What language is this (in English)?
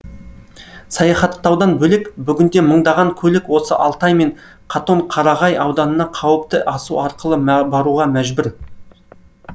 Kazakh